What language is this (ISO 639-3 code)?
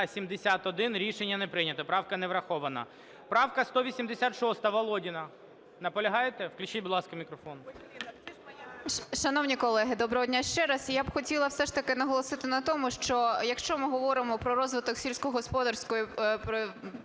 ukr